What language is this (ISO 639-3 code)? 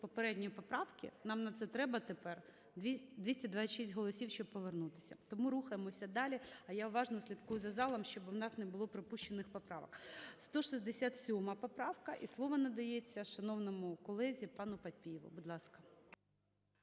ukr